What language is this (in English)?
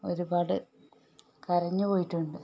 Malayalam